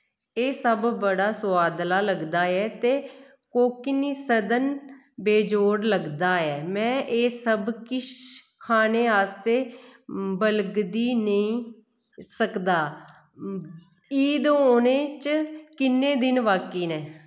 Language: Dogri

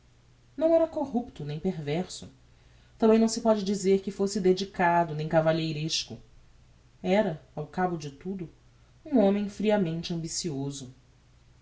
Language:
Portuguese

